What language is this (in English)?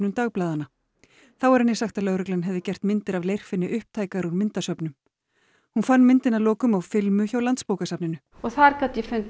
Icelandic